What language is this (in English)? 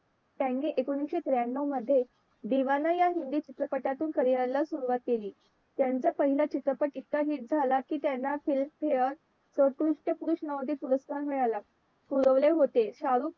Marathi